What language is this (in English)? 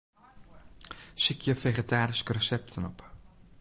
Western Frisian